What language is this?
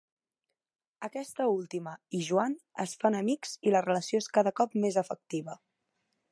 Catalan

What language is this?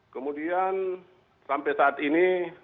Indonesian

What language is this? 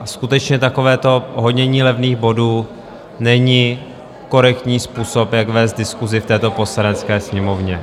Czech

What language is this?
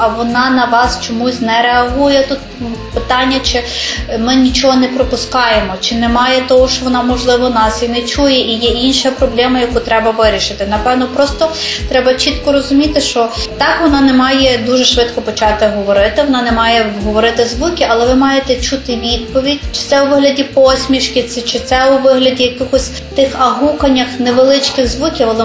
Ukrainian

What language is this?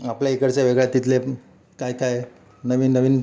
Marathi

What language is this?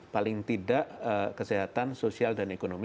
Indonesian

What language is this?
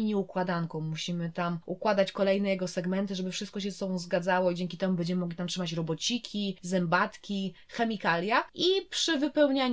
Polish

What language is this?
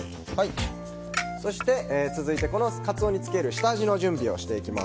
Japanese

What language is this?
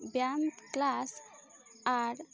Santali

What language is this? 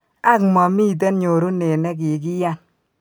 Kalenjin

